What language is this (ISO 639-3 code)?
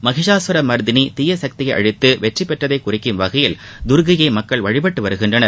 tam